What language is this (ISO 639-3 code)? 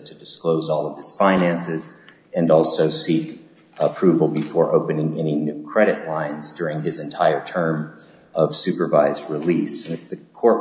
eng